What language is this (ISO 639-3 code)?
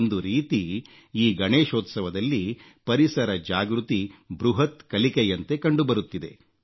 kan